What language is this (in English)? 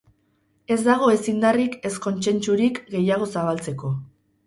Basque